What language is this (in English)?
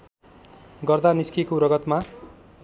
Nepali